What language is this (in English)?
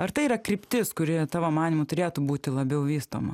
Lithuanian